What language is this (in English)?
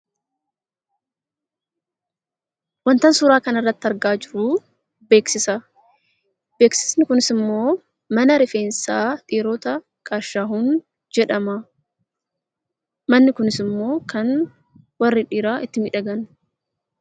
Oromo